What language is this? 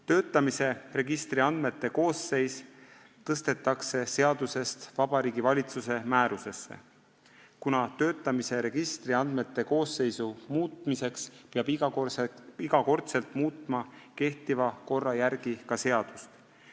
Estonian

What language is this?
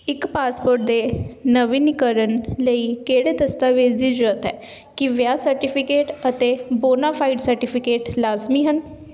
Punjabi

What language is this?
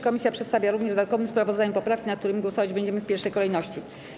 Polish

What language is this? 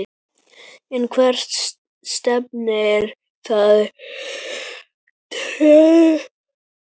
Icelandic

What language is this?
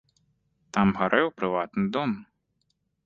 Belarusian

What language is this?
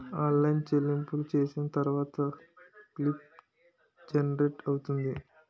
Telugu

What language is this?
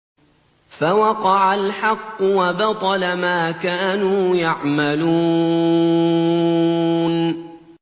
Arabic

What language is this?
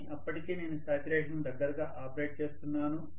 Telugu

